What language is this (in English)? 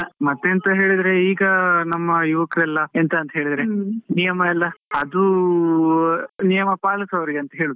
Kannada